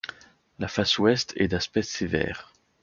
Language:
French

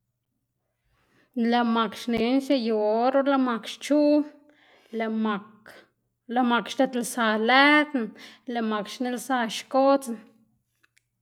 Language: Xanaguía Zapotec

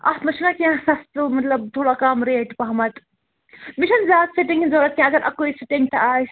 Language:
Kashmiri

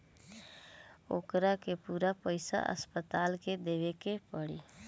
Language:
Bhojpuri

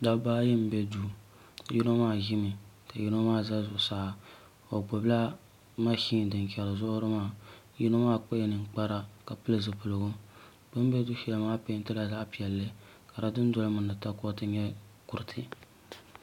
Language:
Dagbani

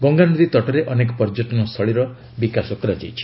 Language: Odia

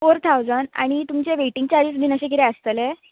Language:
Konkani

